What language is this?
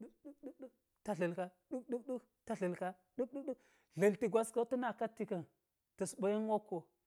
Geji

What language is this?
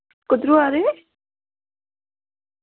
Dogri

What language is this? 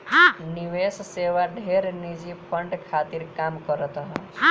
Bhojpuri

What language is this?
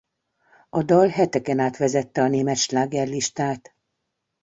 Hungarian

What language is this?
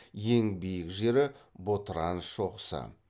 Kazakh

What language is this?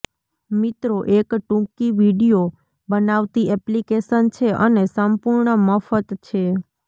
Gujarati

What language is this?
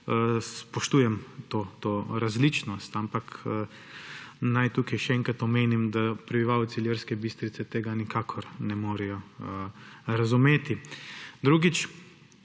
Slovenian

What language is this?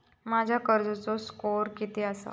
Marathi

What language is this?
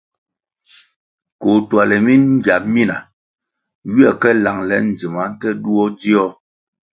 Kwasio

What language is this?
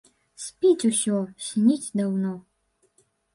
Belarusian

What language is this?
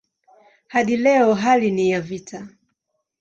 Swahili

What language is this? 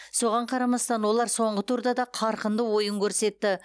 Kazakh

